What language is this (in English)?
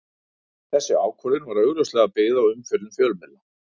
Icelandic